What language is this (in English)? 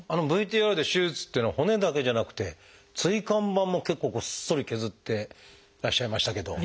Japanese